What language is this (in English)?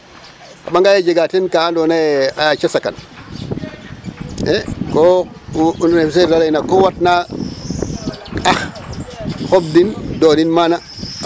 Serer